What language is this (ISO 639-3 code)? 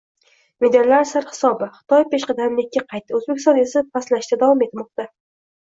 uzb